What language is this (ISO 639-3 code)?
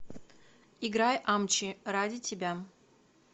rus